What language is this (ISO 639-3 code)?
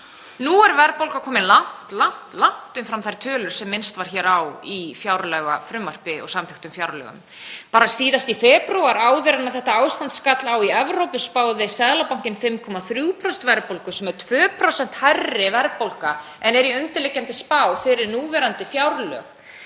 isl